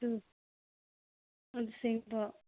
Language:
Manipuri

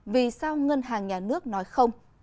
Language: Vietnamese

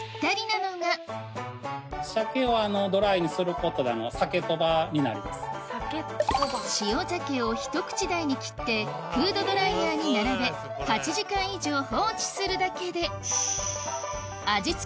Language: Japanese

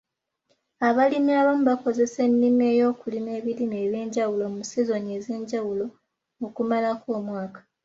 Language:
Ganda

